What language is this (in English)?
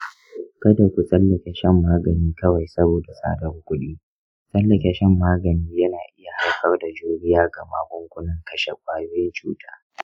Hausa